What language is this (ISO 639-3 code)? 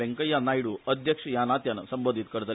kok